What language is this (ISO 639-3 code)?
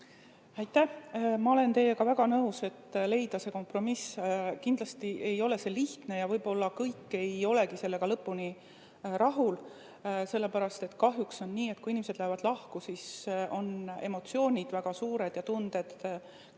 est